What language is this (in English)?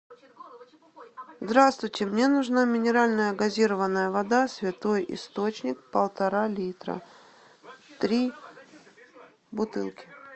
Russian